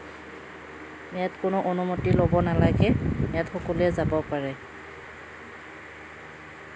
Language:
Assamese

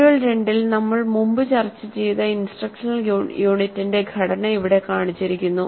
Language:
Malayalam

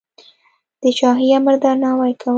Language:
Pashto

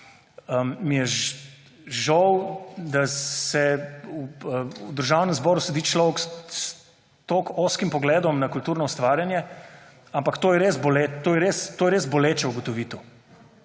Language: Slovenian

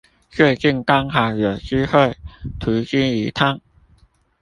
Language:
Chinese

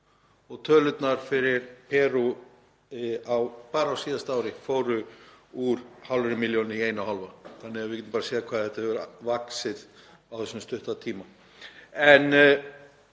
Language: Icelandic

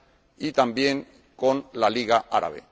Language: Spanish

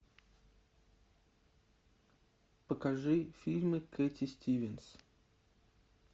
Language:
Russian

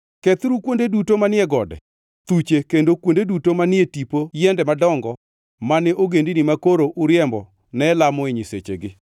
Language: Luo (Kenya and Tanzania)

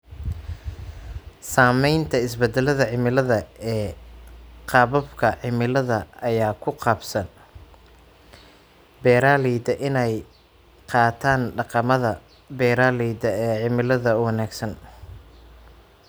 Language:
Somali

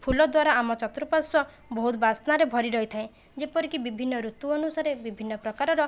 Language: Odia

